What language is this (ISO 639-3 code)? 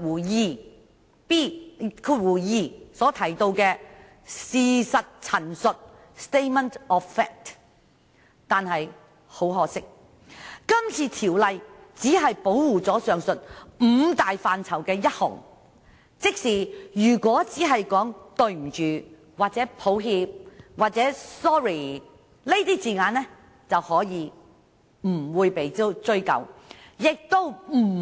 yue